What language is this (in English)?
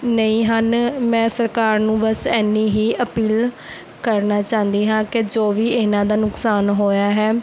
Punjabi